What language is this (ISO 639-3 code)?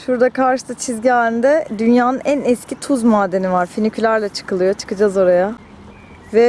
tur